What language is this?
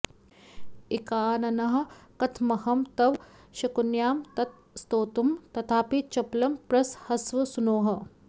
Sanskrit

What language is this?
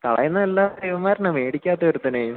Malayalam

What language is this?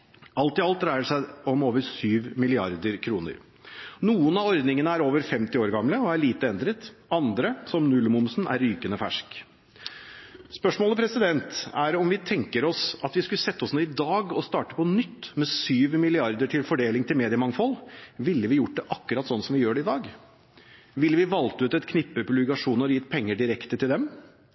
Norwegian Bokmål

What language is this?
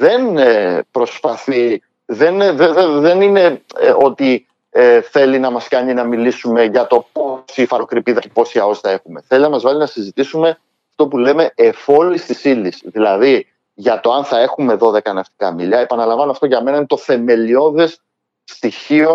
Greek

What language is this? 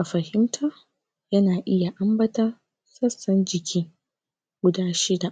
Hausa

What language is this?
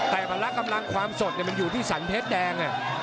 Thai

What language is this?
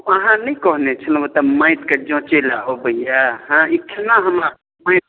Maithili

